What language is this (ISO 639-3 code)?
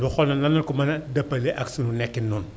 wol